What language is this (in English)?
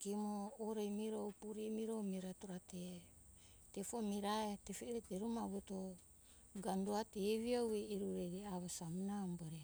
Hunjara-Kaina Ke